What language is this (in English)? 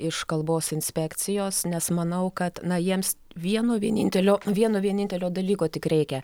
Lithuanian